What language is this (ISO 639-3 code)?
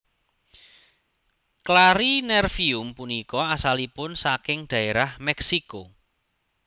jav